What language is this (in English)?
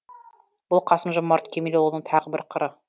Kazakh